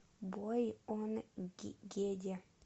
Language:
Russian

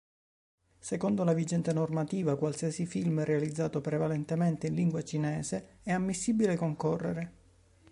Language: Italian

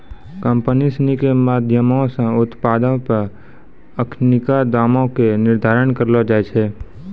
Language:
Maithili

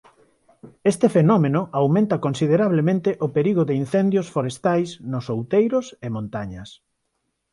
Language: Galician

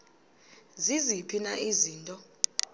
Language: Xhosa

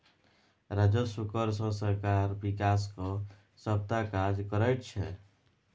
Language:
Maithili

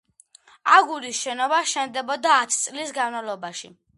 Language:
Georgian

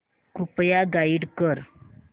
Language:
Marathi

